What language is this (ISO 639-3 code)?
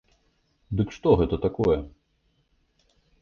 bel